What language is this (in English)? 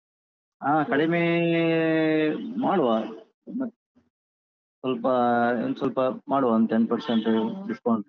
Kannada